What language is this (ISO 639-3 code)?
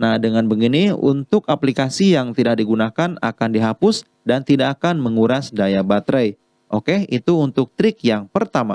ind